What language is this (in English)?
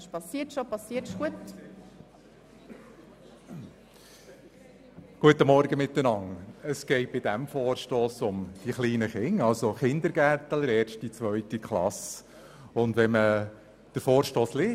Swiss German